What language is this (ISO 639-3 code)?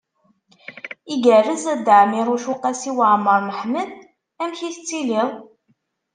kab